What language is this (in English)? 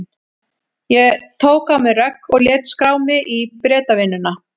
Icelandic